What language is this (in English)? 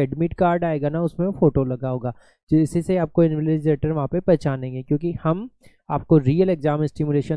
Hindi